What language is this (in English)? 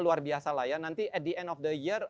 Indonesian